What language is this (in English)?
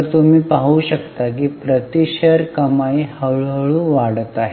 Marathi